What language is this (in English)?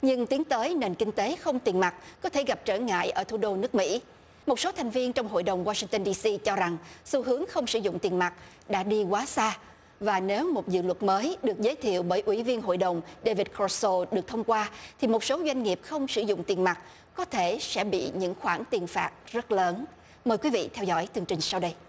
Vietnamese